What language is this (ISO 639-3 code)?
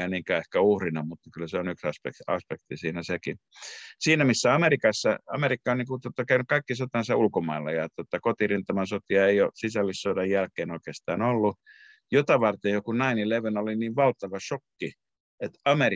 fin